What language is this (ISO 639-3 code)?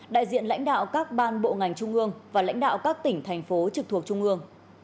vie